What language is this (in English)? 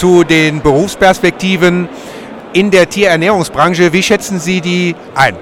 German